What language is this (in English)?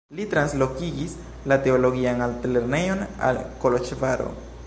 Esperanto